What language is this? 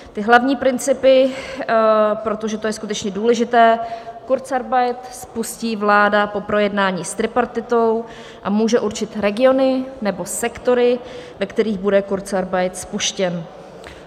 Czech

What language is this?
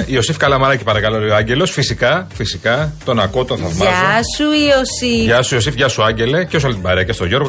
Greek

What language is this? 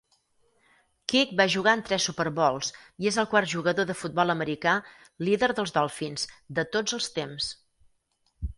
Catalan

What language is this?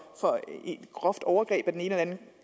Danish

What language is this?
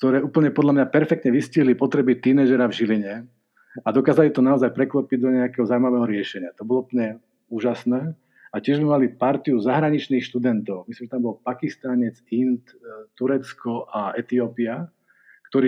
Slovak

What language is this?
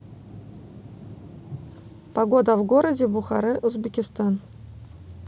Russian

